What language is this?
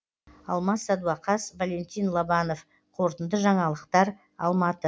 Kazakh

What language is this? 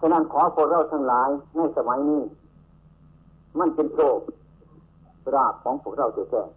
Thai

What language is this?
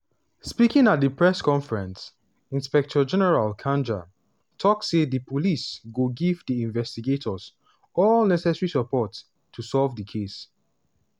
Nigerian Pidgin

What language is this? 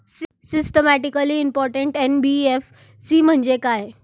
Marathi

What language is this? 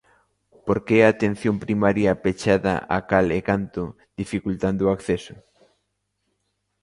Galician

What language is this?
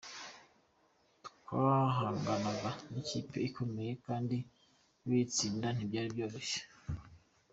Kinyarwanda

